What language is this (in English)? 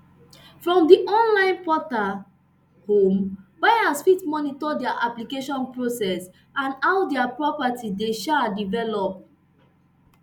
Nigerian Pidgin